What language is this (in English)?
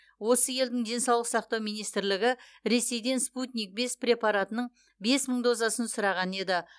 Kazakh